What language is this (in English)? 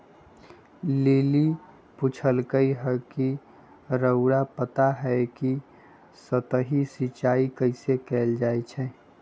Magahi